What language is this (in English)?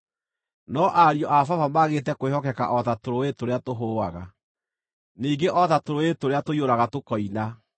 Kikuyu